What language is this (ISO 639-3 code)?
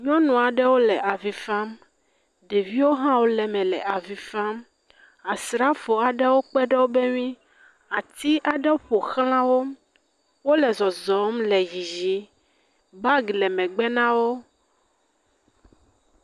ewe